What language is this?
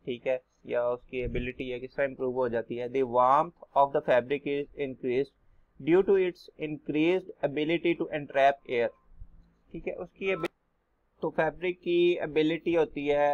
Hindi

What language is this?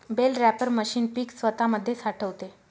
Marathi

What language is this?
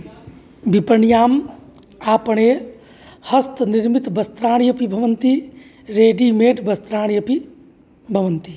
Sanskrit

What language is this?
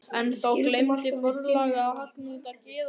Icelandic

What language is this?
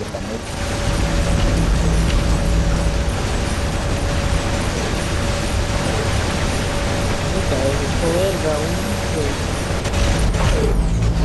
Spanish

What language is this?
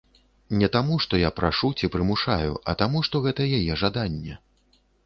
Belarusian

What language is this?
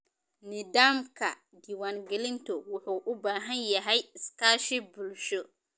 Somali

